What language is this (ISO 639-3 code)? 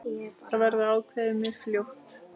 isl